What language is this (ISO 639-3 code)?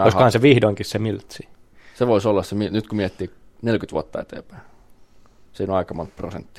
fin